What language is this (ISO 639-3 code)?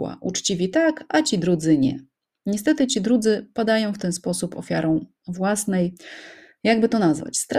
pol